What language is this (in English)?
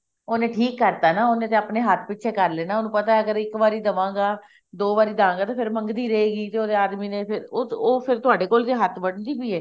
Punjabi